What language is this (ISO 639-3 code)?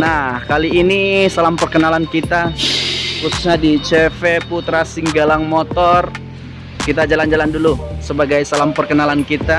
ind